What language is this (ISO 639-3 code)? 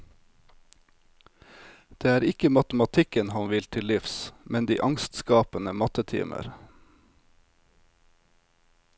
nor